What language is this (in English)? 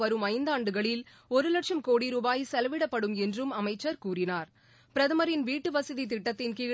Tamil